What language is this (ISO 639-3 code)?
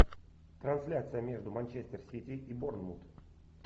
rus